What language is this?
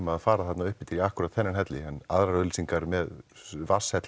Icelandic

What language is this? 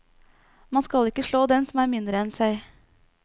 Norwegian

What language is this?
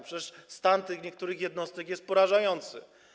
Polish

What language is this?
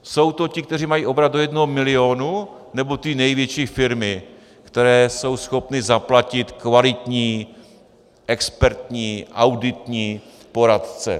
Czech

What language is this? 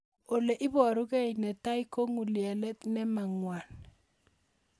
Kalenjin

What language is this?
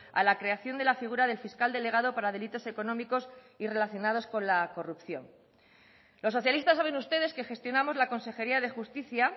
Spanish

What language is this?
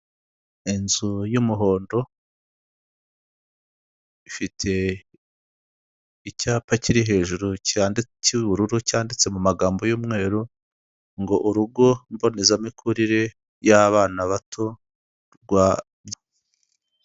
Kinyarwanda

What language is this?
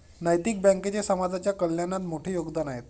Marathi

